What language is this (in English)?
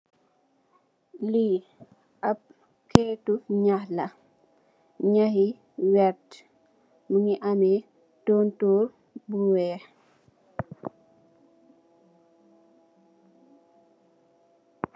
Wolof